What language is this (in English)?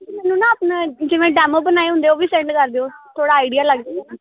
Punjabi